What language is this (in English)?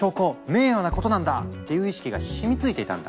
Japanese